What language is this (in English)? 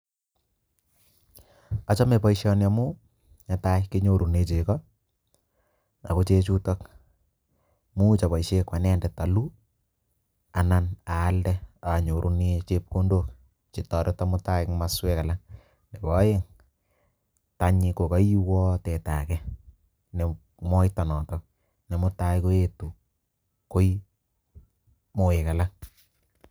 Kalenjin